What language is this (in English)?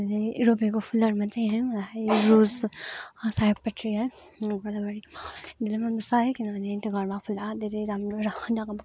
Nepali